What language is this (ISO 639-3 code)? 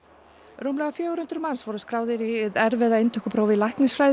isl